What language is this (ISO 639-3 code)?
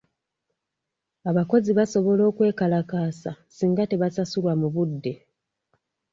lug